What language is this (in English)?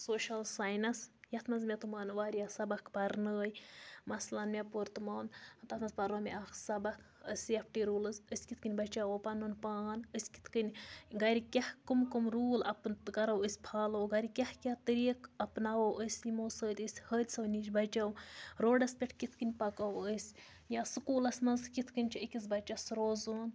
Kashmiri